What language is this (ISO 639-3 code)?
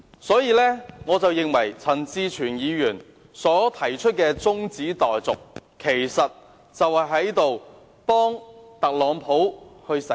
yue